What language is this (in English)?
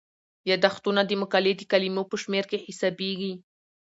Pashto